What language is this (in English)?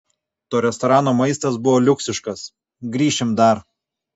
Lithuanian